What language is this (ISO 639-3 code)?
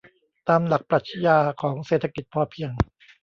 tha